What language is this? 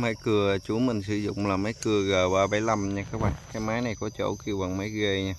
Vietnamese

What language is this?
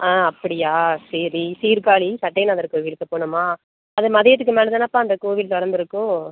Tamil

